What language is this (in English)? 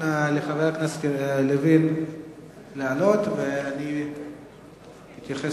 Hebrew